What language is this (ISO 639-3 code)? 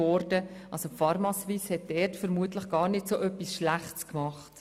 gsw